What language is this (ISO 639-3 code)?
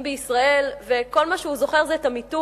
heb